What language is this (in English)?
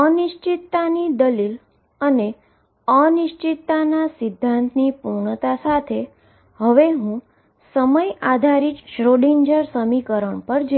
Gujarati